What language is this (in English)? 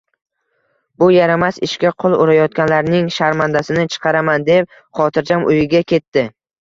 Uzbek